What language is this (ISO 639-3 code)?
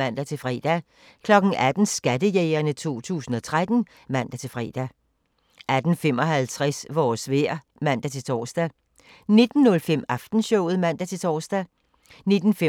dan